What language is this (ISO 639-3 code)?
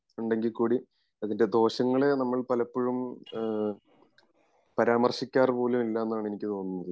mal